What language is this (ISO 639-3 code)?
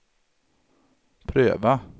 swe